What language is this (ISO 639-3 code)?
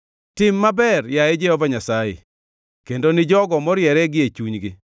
luo